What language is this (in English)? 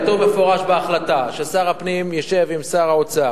Hebrew